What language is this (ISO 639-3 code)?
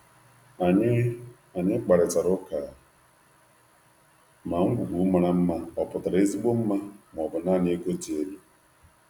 ibo